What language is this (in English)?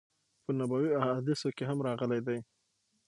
Pashto